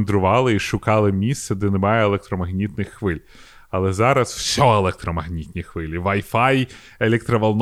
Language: Ukrainian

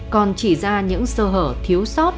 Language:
Vietnamese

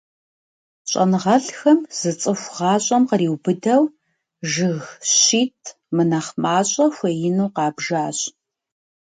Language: Kabardian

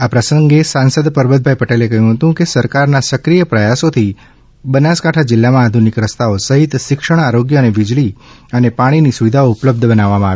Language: Gujarati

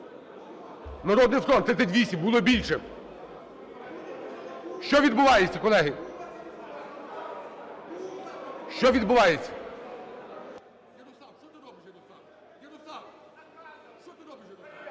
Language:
Ukrainian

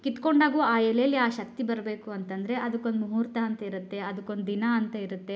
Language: Kannada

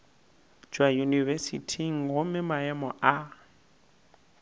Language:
Northern Sotho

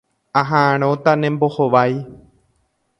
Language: Guarani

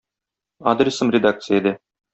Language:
Tatar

